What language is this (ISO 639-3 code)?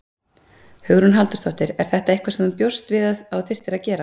isl